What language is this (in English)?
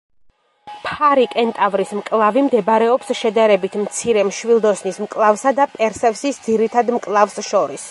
Georgian